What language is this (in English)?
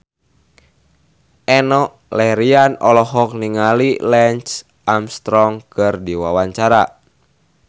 Sundanese